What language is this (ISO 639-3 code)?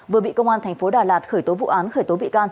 vie